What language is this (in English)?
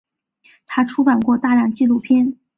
Chinese